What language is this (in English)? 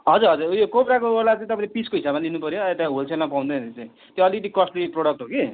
Nepali